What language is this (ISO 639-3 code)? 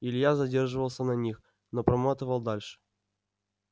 rus